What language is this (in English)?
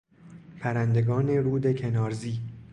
Persian